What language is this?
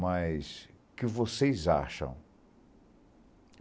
Portuguese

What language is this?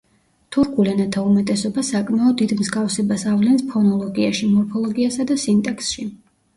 Georgian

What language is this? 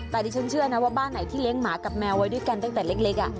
Thai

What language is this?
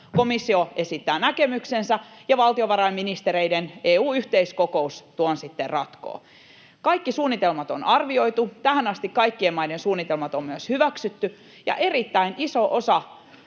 Finnish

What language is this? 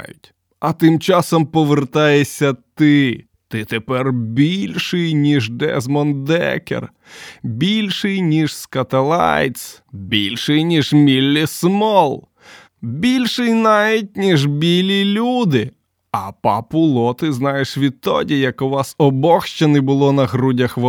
Ukrainian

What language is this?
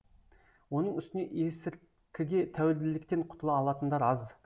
Kazakh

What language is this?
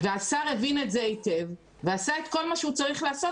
Hebrew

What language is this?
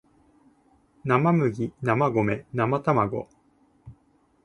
Japanese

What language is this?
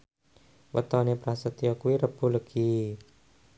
Javanese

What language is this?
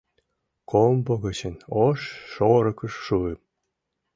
Mari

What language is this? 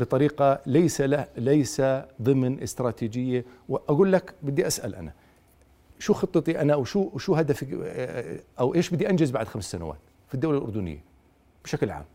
Arabic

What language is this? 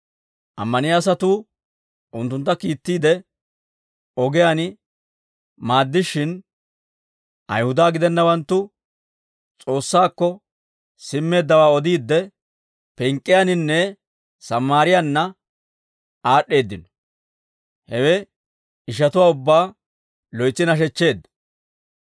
Dawro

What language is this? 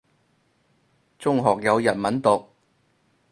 Cantonese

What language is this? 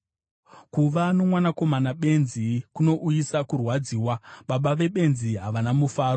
Shona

